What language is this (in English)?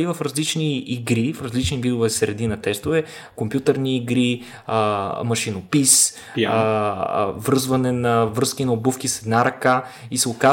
Bulgarian